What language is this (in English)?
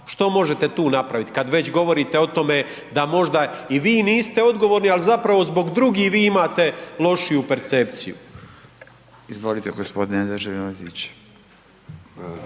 Croatian